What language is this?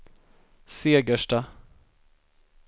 Swedish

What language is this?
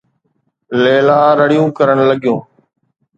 Sindhi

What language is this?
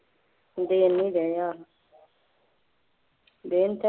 Punjabi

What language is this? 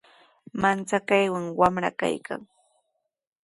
Sihuas Ancash Quechua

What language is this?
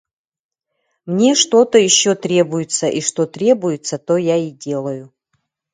Yakut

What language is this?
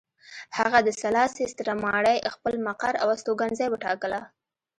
Pashto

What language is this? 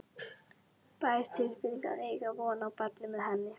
Icelandic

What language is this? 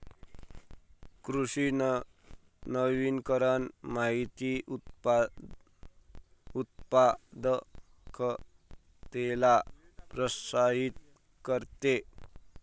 Marathi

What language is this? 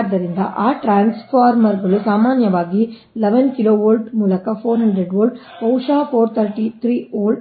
Kannada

